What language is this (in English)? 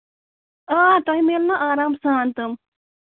Kashmiri